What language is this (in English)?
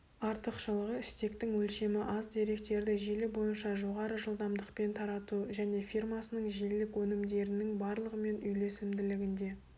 Kazakh